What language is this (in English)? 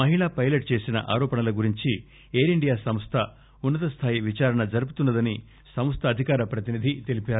Telugu